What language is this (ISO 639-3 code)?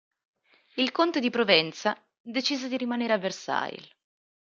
ita